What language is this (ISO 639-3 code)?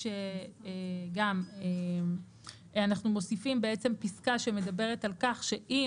heb